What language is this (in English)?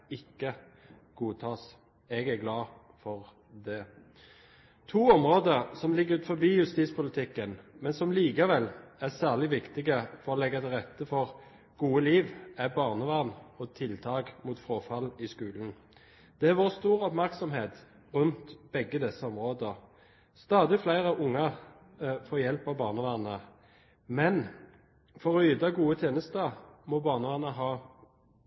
Norwegian Bokmål